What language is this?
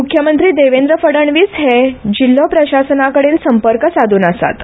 Konkani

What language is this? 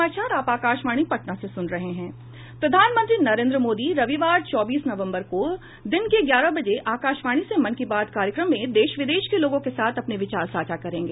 Hindi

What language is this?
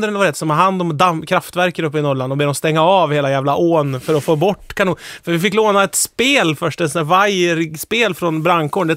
Swedish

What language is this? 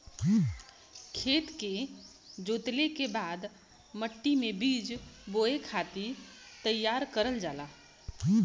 Bhojpuri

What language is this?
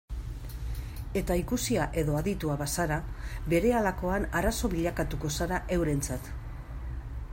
Basque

